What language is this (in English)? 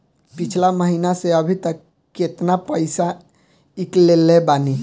Bhojpuri